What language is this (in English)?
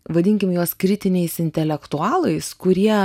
Lithuanian